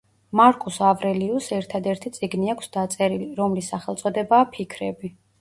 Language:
Georgian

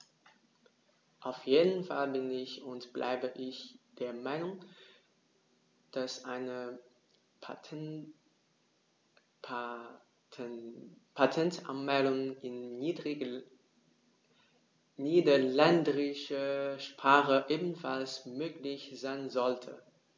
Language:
German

